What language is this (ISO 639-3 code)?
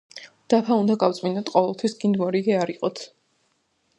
kat